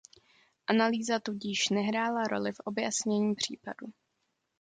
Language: Czech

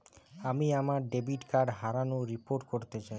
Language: Bangla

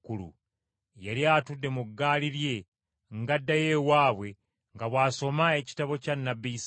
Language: Ganda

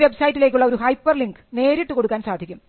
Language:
Malayalam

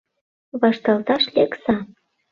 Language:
Mari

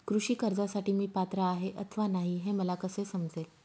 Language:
Marathi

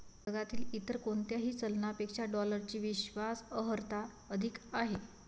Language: Marathi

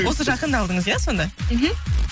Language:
Kazakh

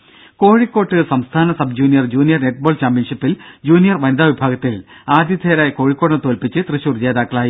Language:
Malayalam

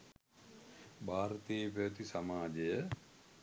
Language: Sinhala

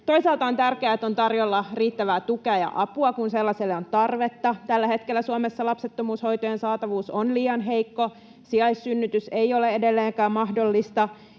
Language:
Finnish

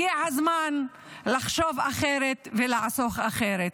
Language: Hebrew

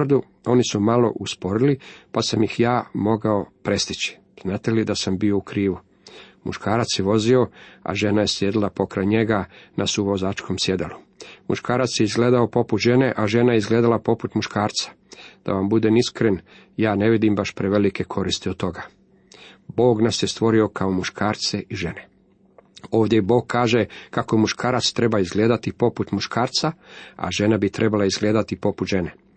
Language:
Croatian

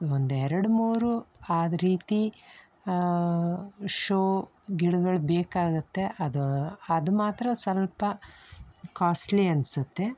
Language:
Kannada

